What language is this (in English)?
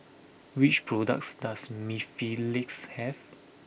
English